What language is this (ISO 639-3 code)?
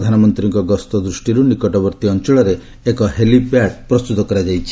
ori